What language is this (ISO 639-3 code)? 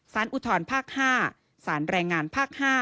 tha